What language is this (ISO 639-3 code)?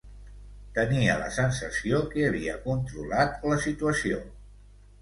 cat